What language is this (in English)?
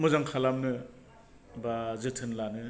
Bodo